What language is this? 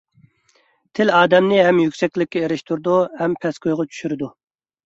Uyghur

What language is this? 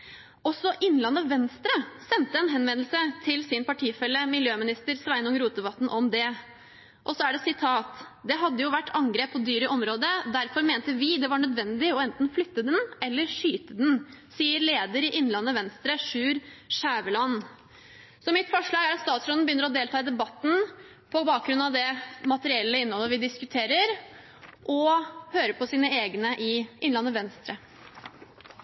Norwegian Bokmål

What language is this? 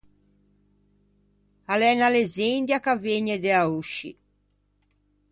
Ligurian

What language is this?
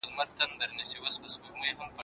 Pashto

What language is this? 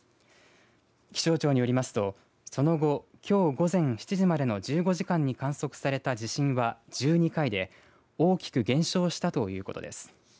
Japanese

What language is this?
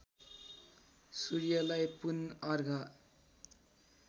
Nepali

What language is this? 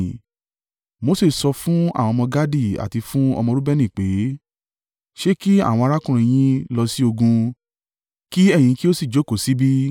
Yoruba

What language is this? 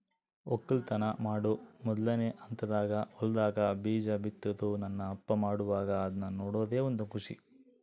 Kannada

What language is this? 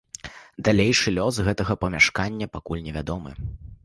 Belarusian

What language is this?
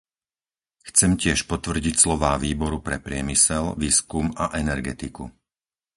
Slovak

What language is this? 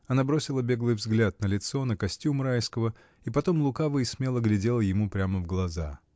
Russian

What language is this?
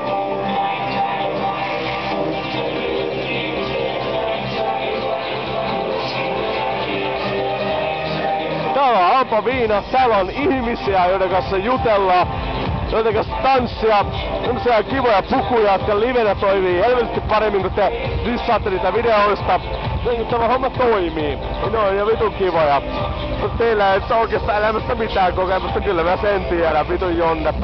Finnish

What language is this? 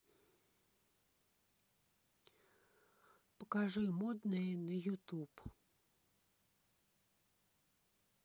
Russian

